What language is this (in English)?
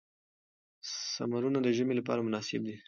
Pashto